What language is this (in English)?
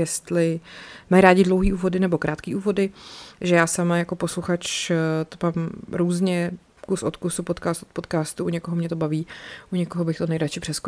Czech